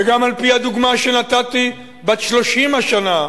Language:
Hebrew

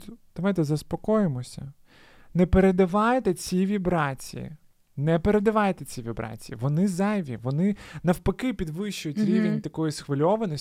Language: Ukrainian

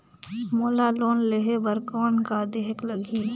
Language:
Chhattisgarhi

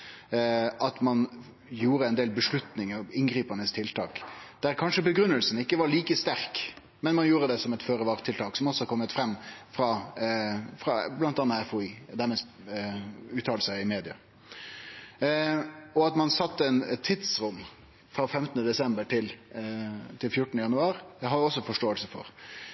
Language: Norwegian Nynorsk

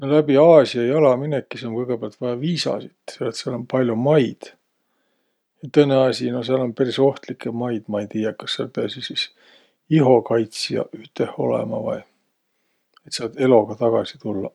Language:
Võro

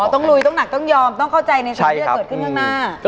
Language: Thai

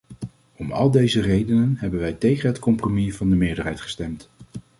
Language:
Dutch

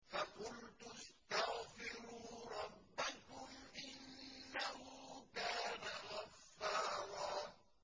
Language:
Arabic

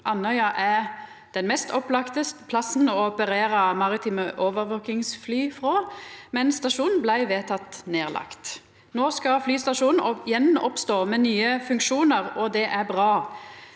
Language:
Norwegian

